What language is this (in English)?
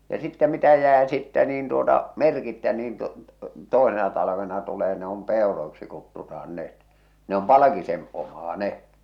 Finnish